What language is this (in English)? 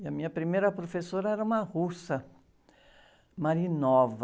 Portuguese